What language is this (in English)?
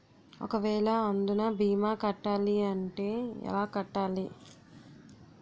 Telugu